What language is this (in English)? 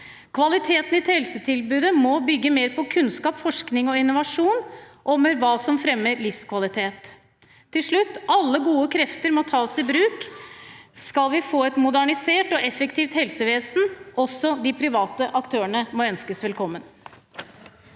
Norwegian